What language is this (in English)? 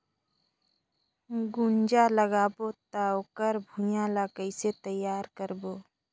Chhattisgarhi